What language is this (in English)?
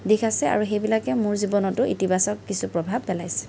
Assamese